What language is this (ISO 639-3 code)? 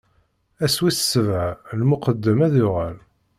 kab